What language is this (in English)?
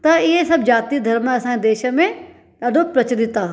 Sindhi